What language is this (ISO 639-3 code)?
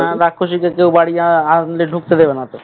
ben